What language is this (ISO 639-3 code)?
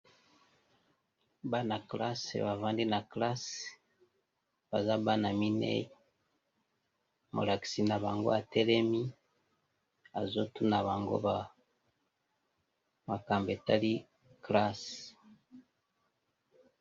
lin